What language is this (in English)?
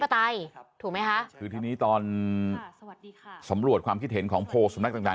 Thai